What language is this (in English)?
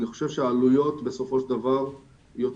Hebrew